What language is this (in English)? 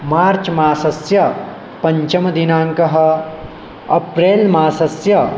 Sanskrit